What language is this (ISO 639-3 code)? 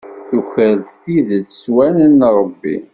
kab